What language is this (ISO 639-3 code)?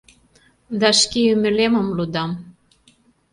chm